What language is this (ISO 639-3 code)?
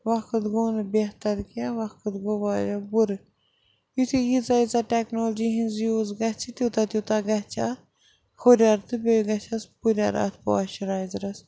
kas